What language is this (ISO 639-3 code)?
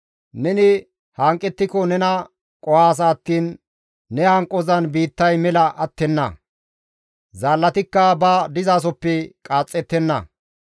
gmv